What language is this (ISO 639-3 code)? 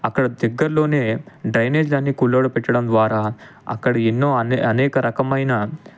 tel